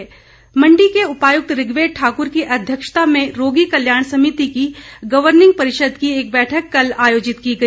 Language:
Hindi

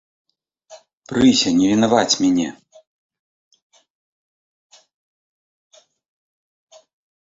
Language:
Belarusian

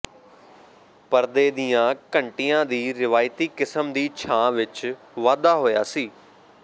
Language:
Punjabi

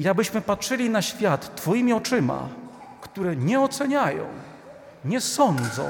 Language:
Polish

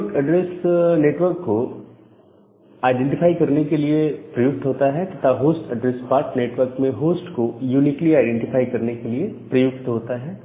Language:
Hindi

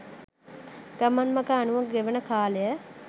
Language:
Sinhala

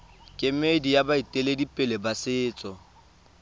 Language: Tswana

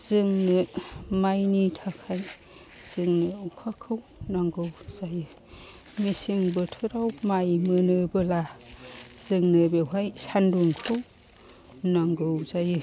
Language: Bodo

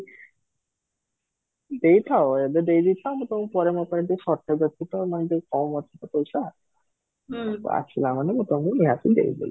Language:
Odia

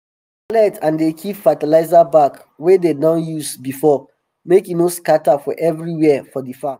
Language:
Nigerian Pidgin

